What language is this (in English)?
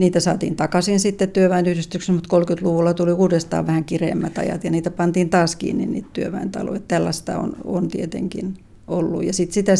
Finnish